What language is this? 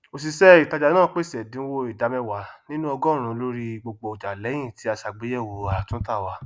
Yoruba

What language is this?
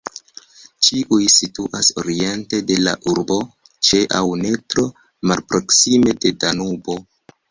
Esperanto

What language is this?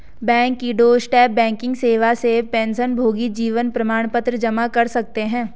Hindi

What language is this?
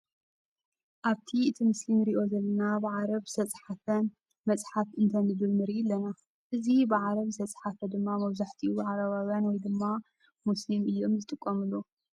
Tigrinya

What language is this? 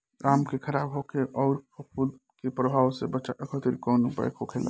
Bhojpuri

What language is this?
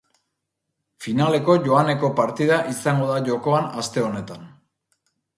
Basque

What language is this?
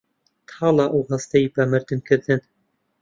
Central Kurdish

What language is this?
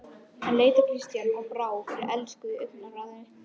Icelandic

